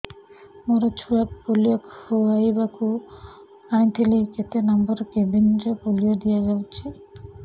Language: Odia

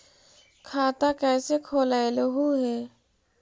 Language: Magahi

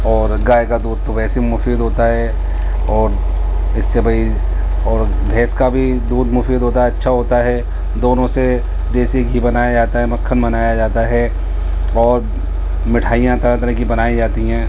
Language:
Urdu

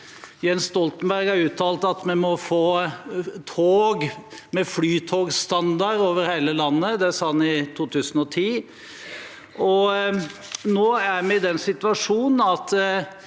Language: Norwegian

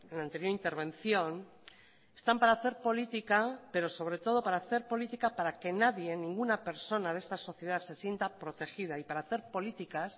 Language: Spanish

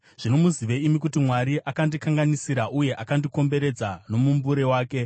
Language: Shona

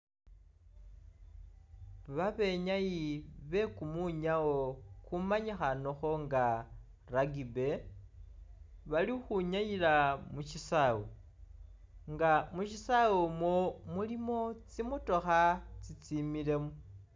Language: Masaaba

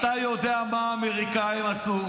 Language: Hebrew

